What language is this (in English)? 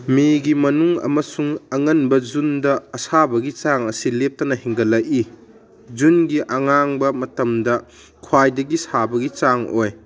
Manipuri